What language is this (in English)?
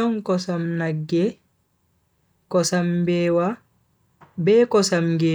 Bagirmi Fulfulde